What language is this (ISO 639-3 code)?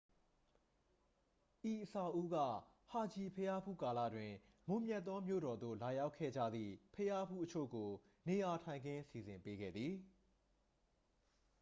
mya